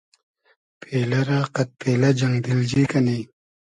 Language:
Hazaragi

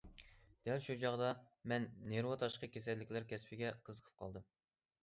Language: Uyghur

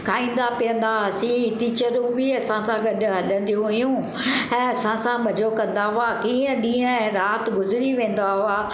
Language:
Sindhi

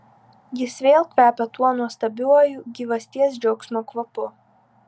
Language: Lithuanian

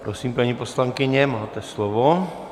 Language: Czech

